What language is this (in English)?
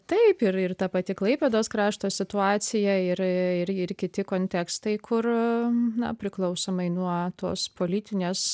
Lithuanian